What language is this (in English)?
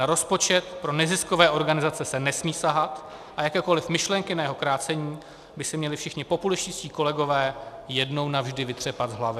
Czech